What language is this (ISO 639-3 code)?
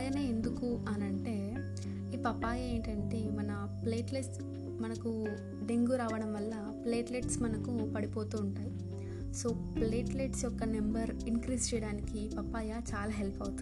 tel